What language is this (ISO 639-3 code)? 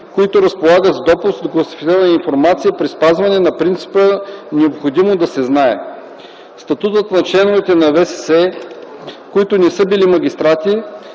bul